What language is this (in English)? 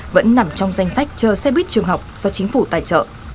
Vietnamese